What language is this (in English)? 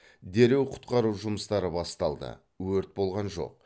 Kazakh